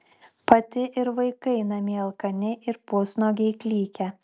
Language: Lithuanian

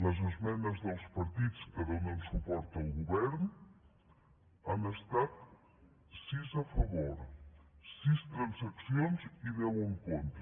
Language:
Catalan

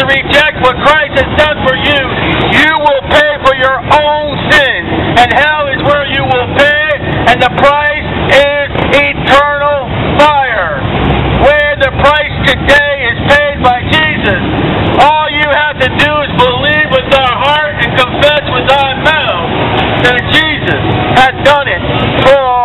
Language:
English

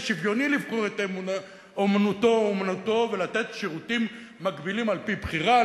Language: Hebrew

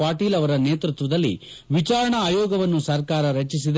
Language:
Kannada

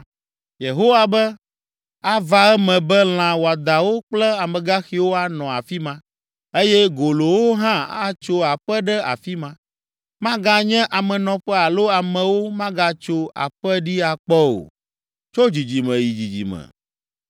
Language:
Ewe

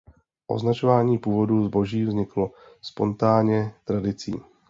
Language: Czech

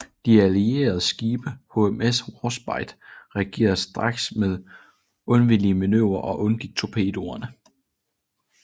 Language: Danish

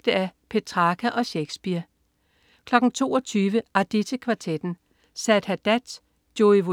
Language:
Danish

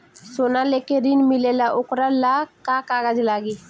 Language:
Bhojpuri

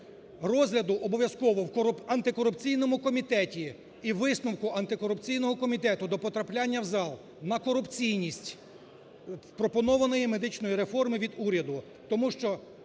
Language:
Ukrainian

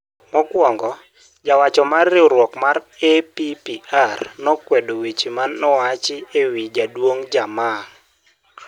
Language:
Luo (Kenya and Tanzania)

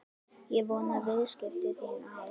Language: Icelandic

